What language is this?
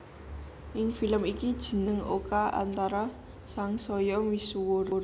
Javanese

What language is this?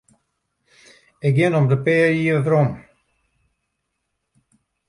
Western Frisian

